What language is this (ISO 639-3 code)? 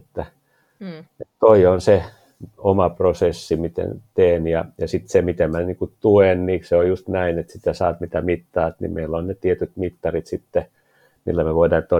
fin